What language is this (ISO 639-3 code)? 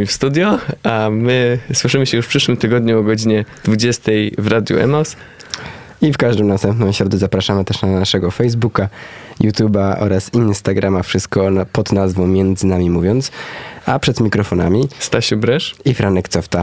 pol